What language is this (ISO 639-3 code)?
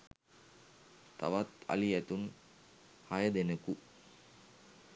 sin